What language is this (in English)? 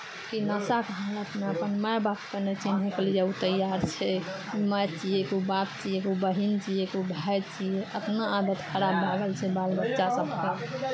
Maithili